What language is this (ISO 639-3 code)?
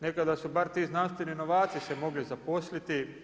hrv